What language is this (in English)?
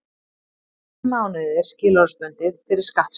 Icelandic